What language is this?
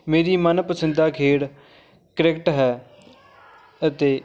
Punjabi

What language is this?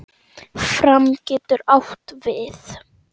Icelandic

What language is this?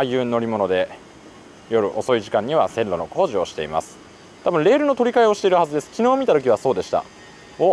Japanese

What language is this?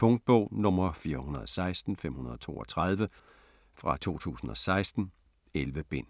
Danish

